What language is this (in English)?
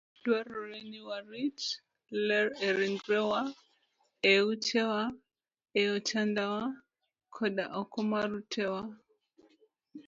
Luo (Kenya and Tanzania)